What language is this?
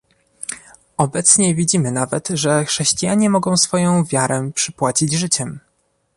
Polish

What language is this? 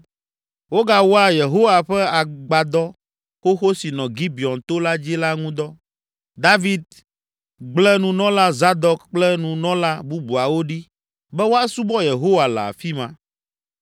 Ewe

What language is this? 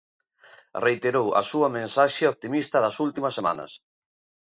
Galician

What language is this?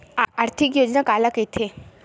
Chhattisgarhi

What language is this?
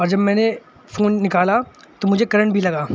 Urdu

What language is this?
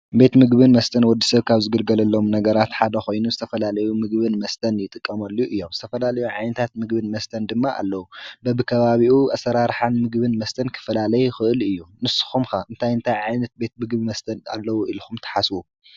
Tigrinya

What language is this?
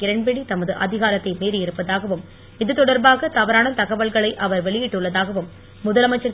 Tamil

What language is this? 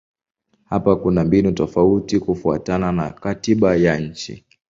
Swahili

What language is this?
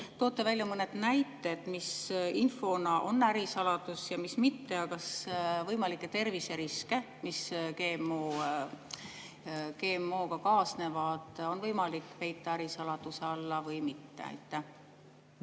Estonian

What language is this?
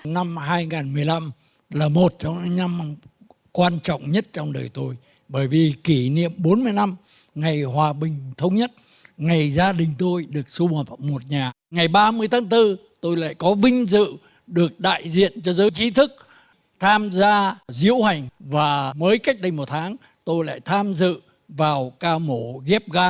Vietnamese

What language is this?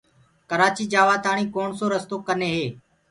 Gurgula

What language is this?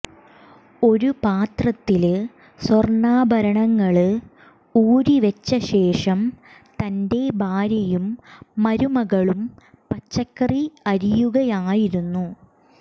Malayalam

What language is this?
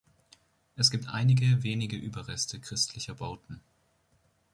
German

